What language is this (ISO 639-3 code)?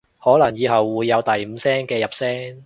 yue